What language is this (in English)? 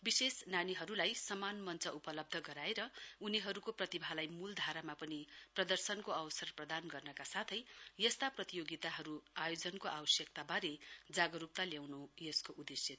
Nepali